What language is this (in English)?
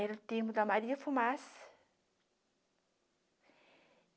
Portuguese